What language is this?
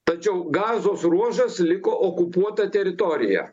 Lithuanian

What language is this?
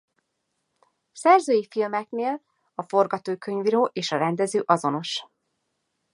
Hungarian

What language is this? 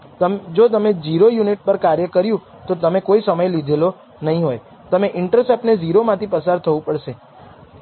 Gujarati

